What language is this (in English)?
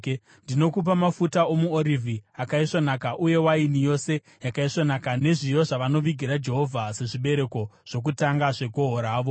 Shona